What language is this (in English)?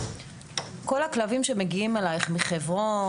Hebrew